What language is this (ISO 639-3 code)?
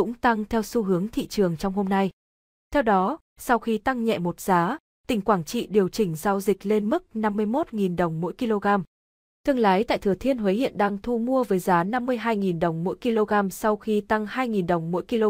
vie